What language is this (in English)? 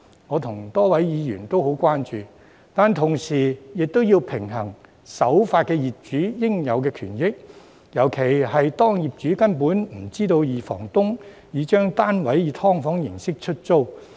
Cantonese